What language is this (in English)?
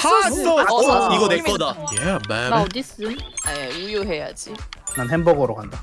Korean